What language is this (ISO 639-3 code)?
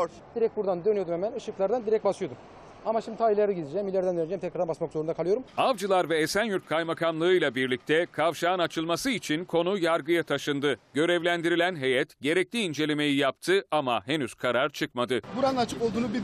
tur